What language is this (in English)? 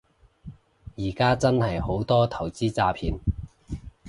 Cantonese